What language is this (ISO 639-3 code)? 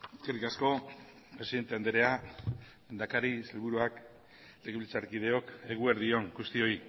eus